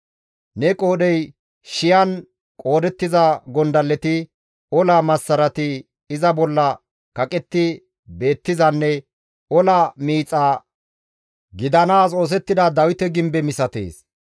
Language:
Gamo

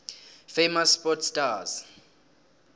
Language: South Ndebele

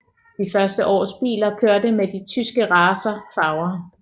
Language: Danish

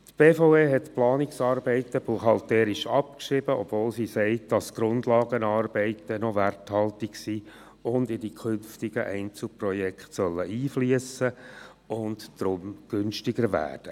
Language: Swiss German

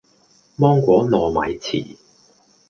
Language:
Cantonese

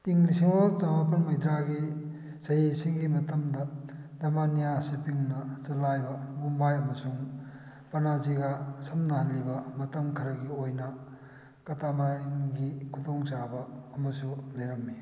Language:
Manipuri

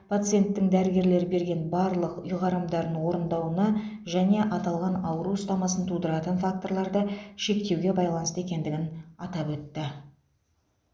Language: Kazakh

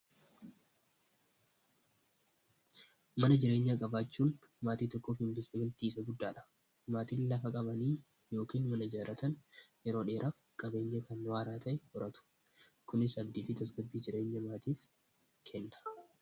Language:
Oromo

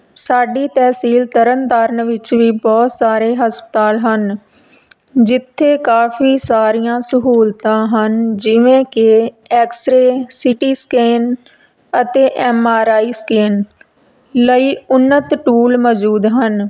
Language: Punjabi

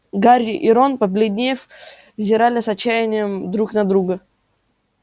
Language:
Russian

